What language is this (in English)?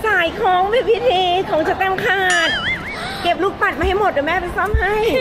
Thai